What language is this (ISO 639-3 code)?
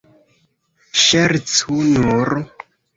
epo